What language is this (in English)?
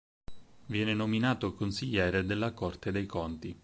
Italian